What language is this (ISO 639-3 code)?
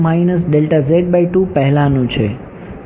guj